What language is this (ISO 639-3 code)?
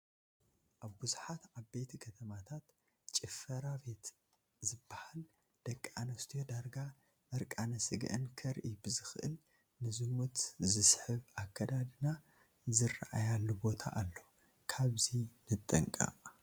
tir